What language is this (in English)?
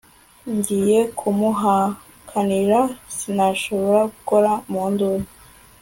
Kinyarwanda